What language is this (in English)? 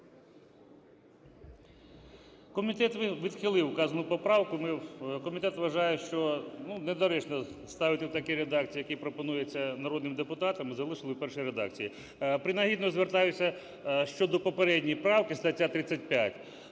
Ukrainian